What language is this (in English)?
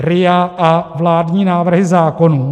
Czech